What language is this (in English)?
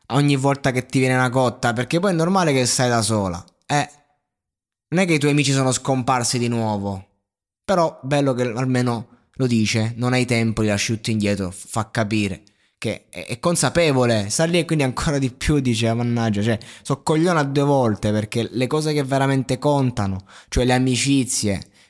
Italian